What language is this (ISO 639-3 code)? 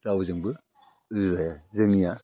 brx